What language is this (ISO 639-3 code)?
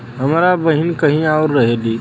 bho